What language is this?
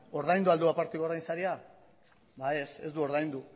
Basque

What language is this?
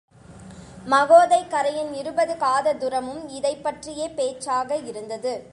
Tamil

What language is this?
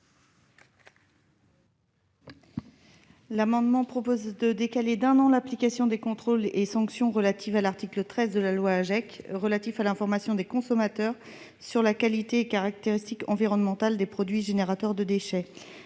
French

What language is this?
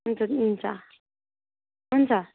Nepali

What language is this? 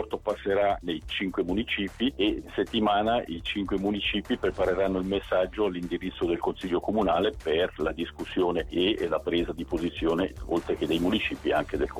Italian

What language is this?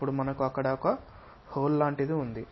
Telugu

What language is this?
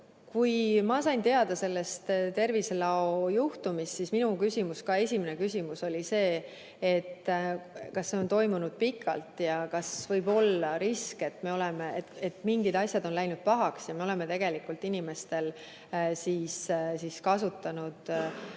Estonian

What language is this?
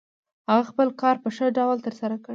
Pashto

